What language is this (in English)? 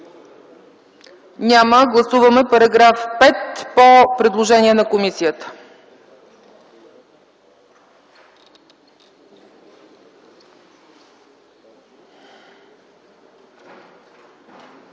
Bulgarian